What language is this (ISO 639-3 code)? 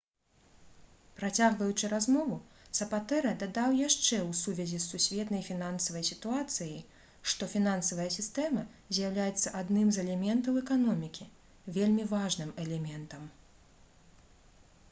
bel